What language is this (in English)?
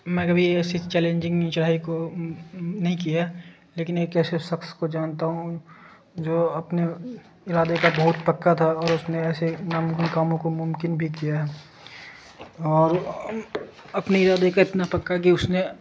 Urdu